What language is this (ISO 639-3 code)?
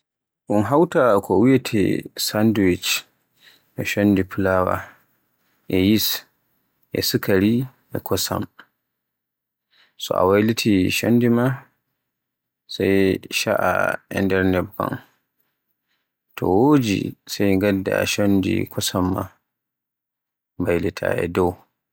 fue